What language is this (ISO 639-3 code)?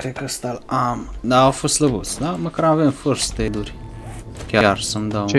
ron